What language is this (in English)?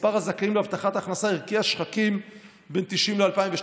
Hebrew